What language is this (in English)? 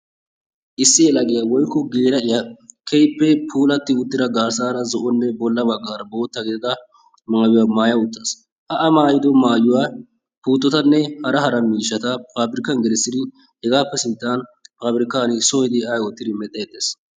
Wolaytta